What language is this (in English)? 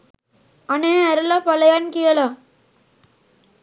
Sinhala